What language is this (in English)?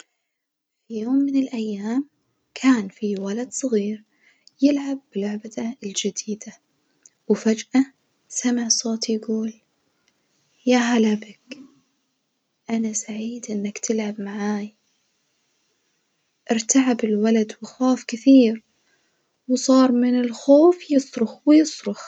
Najdi Arabic